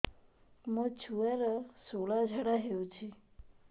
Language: Odia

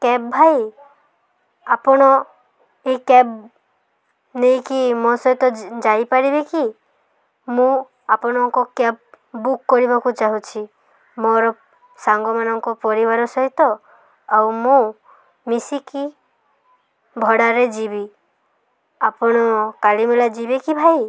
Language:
Odia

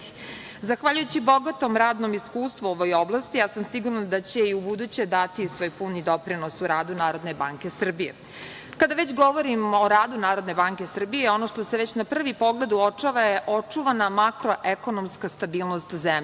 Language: Serbian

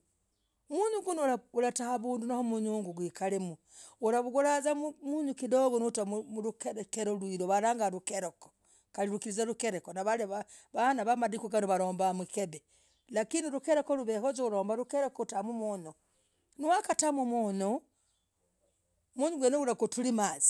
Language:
Logooli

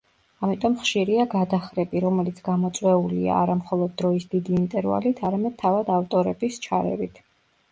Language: Georgian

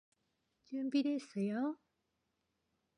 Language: Korean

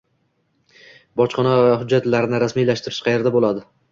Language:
Uzbek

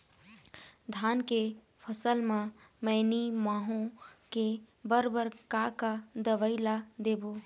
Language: Chhattisgarhi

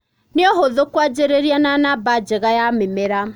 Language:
Kikuyu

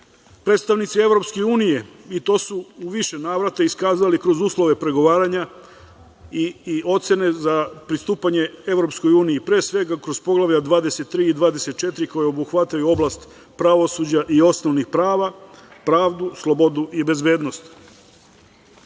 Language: Serbian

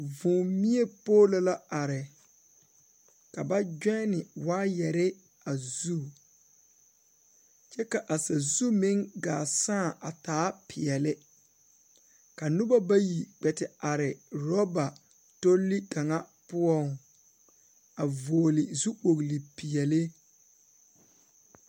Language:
Southern Dagaare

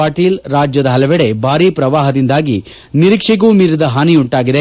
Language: Kannada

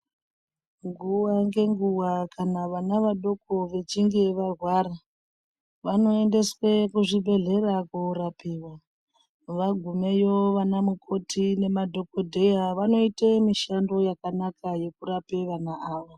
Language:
Ndau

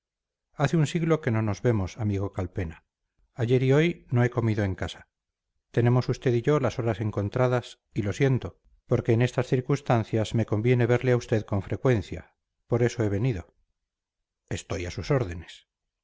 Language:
Spanish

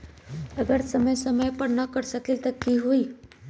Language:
Magahi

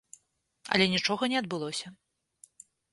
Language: Belarusian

